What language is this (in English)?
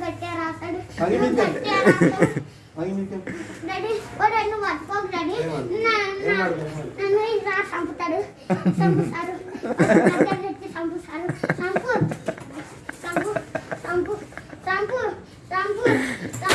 Turkish